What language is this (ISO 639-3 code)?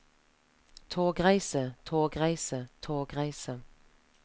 nor